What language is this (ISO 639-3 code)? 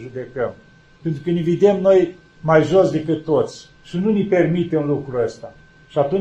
ron